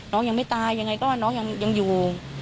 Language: Thai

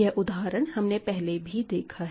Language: Hindi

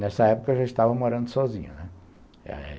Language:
Portuguese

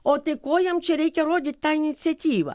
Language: Lithuanian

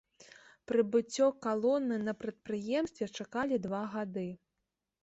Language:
Belarusian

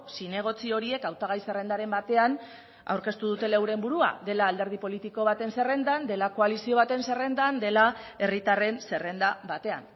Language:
Basque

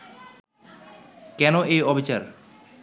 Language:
Bangla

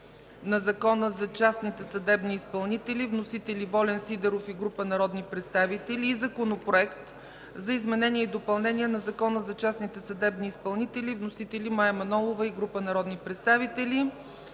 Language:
Bulgarian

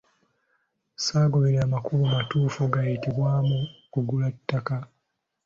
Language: Ganda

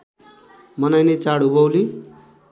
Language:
Nepali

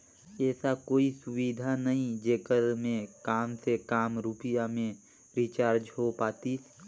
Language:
Chhattisgarhi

